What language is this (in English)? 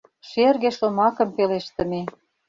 Mari